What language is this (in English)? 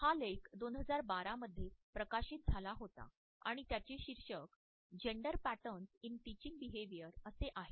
Marathi